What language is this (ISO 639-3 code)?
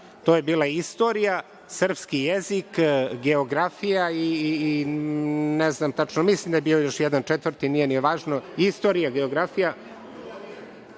srp